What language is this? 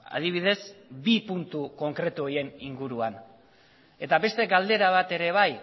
Basque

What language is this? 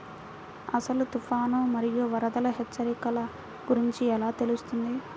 Telugu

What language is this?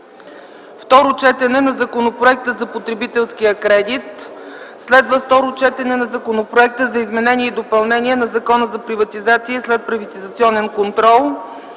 Bulgarian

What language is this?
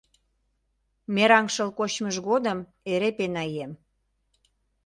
Mari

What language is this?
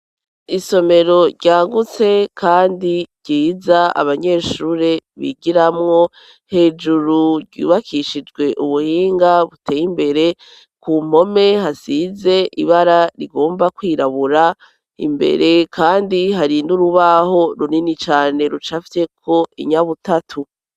Rundi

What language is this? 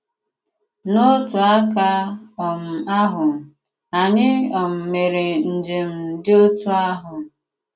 Igbo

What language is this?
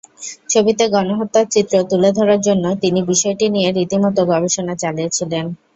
Bangla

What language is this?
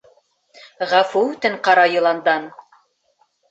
Bashkir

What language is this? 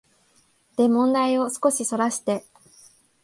Japanese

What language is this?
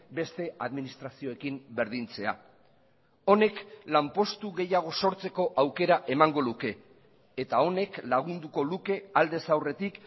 Basque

